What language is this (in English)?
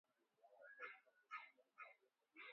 Swahili